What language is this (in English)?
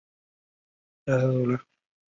Chinese